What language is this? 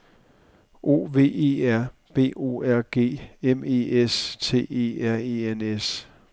Danish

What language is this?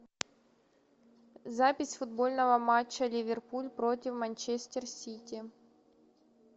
Russian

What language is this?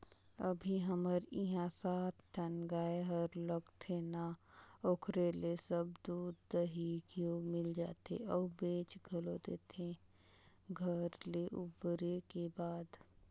Chhattisgarhi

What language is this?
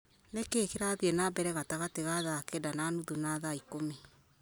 Kikuyu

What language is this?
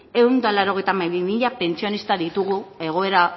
Basque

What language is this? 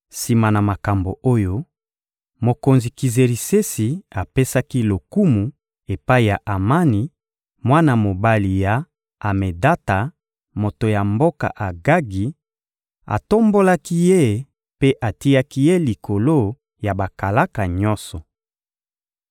Lingala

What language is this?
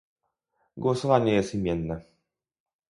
Polish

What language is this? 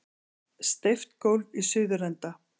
Icelandic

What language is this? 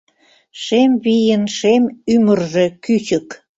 Mari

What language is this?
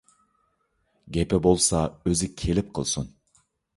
Uyghur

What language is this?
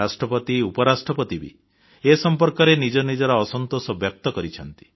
Odia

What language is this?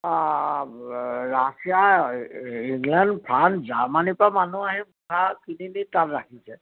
Assamese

